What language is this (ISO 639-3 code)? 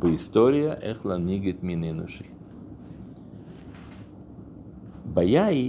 heb